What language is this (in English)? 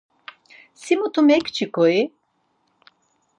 Laz